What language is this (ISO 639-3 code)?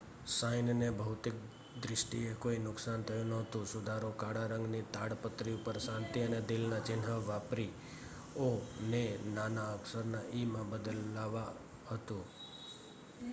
guj